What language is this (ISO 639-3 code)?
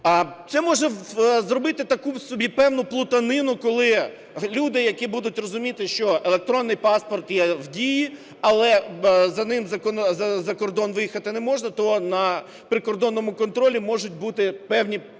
ukr